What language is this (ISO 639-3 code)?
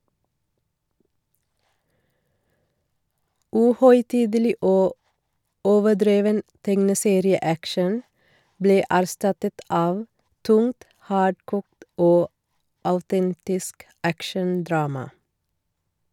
nor